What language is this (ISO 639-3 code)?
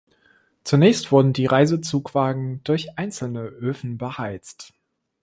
deu